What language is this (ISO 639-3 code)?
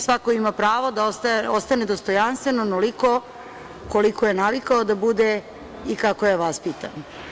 srp